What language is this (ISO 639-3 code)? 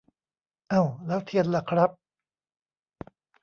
tha